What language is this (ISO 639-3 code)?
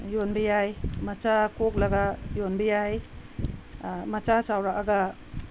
mni